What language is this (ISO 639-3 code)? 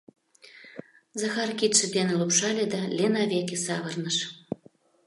chm